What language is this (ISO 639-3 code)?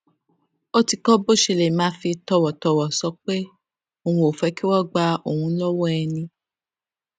yor